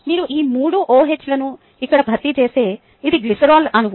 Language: Telugu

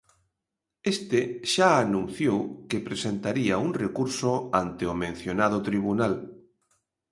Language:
Galician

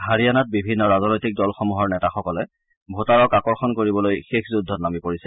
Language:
Assamese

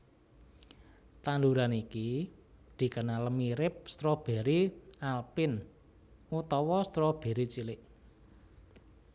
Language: Javanese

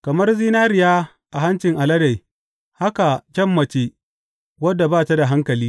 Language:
Hausa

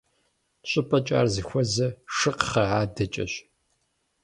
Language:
Kabardian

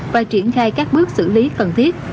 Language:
Vietnamese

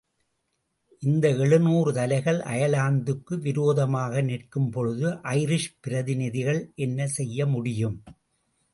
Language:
Tamil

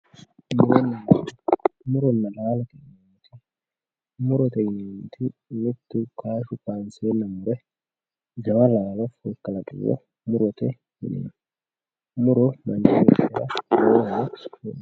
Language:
Sidamo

